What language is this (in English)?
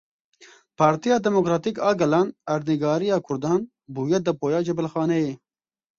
Kurdish